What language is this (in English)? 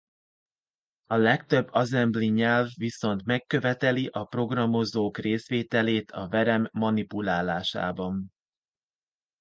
Hungarian